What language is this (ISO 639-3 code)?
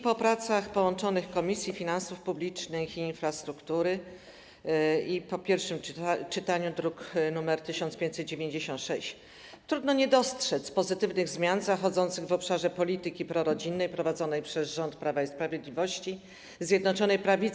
pol